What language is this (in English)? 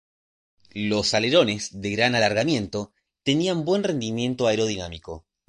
Spanish